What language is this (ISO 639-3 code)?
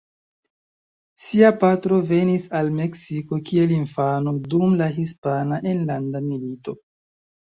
epo